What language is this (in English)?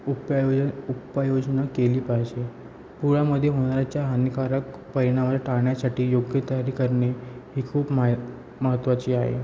Marathi